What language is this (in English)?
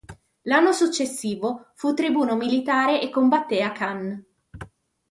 Italian